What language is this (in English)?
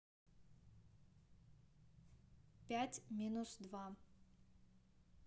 Russian